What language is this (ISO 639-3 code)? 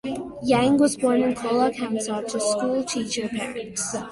eng